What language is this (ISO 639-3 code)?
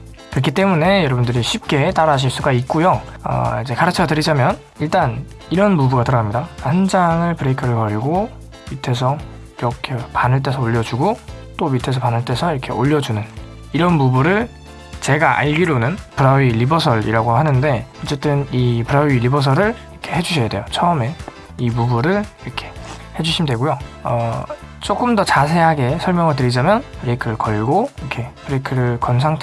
kor